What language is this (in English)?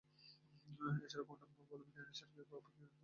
Bangla